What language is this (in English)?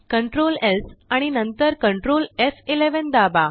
Marathi